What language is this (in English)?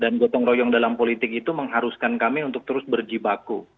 Indonesian